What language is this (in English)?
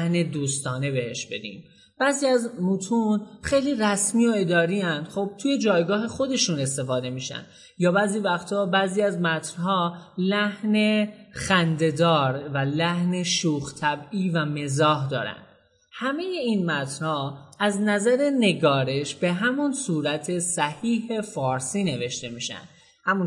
Persian